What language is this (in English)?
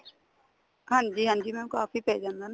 Punjabi